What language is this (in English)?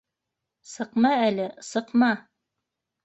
Bashkir